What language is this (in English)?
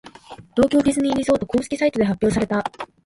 Japanese